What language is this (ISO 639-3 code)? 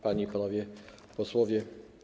pol